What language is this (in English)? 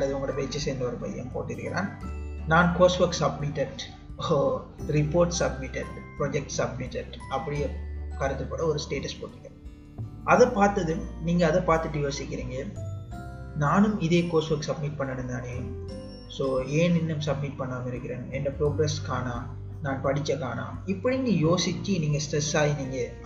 Tamil